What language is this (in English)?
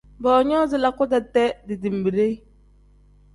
Tem